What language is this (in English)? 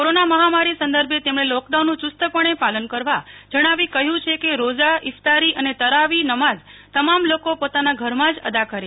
Gujarati